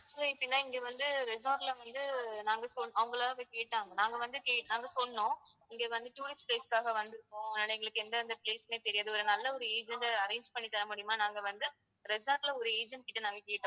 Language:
Tamil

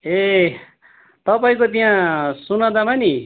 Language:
Nepali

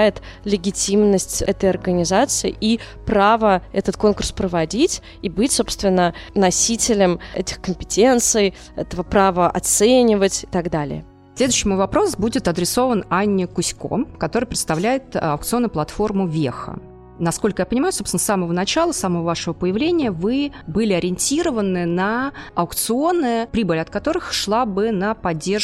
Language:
Russian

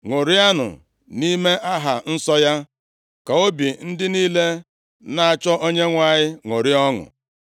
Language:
Igbo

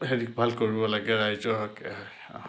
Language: Assamese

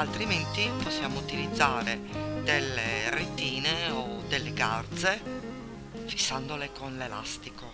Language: Italian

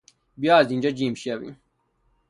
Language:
Persian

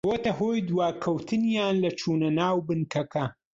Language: Central Kurdish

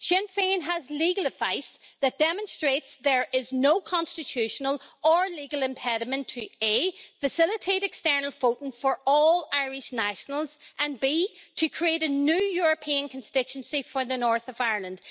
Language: English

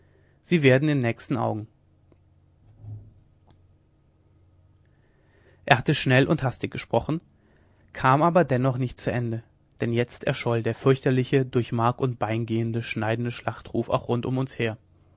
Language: German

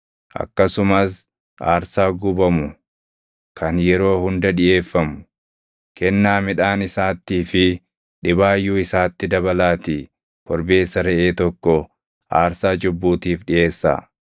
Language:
Oromo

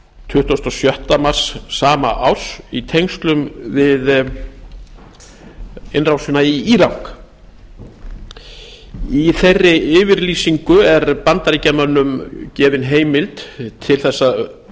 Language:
Icelandic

